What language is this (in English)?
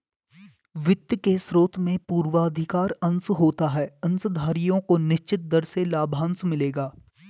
Hindi